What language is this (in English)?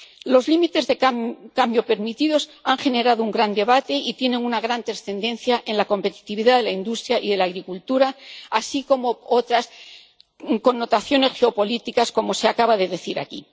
Spanish